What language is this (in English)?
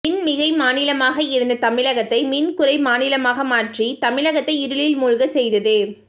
Tamil